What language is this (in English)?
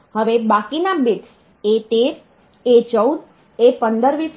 Gujarati